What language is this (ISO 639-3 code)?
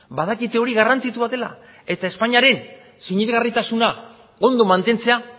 eus